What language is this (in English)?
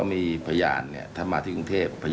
Thai